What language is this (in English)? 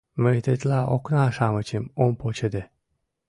Mari